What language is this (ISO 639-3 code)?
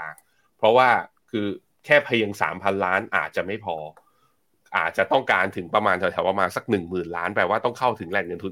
tha